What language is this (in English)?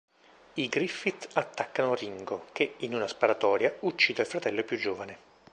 Italian